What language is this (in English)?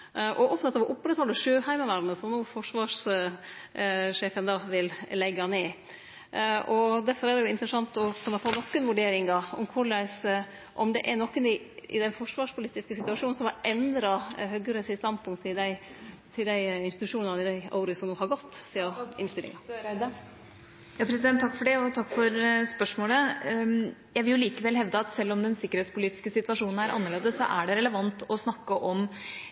Norwegian